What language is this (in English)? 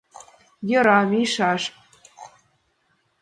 Mari